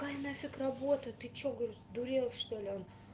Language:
Russian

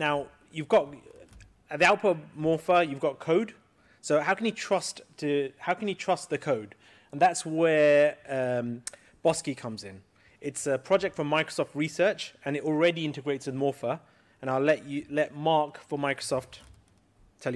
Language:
English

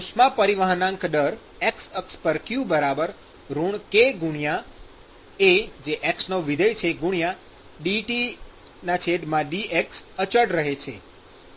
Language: Gujarati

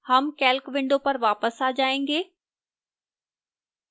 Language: Hindi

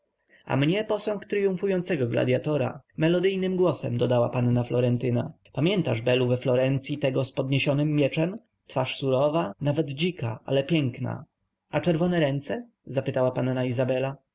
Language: Polish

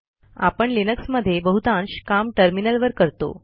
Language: Marathi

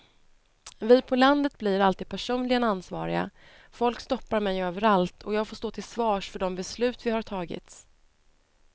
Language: Swedish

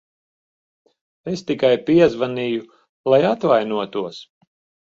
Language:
Latvian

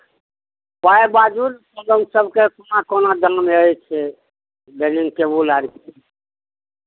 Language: Maithili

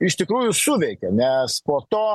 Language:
Lithuanian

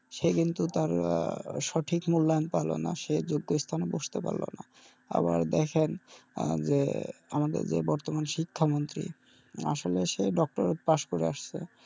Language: Bangla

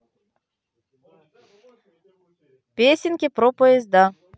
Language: Russian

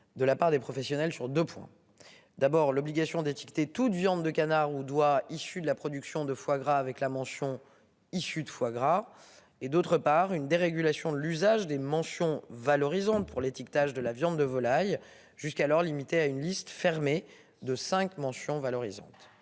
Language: French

